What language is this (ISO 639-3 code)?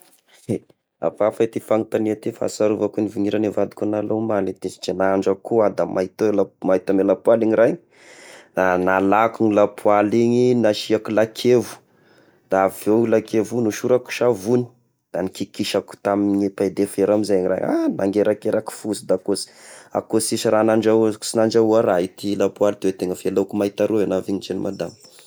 tkg